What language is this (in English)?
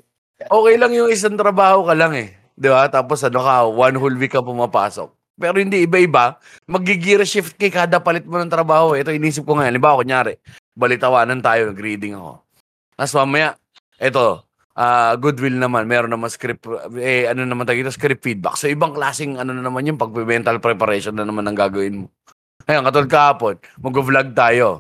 Filipino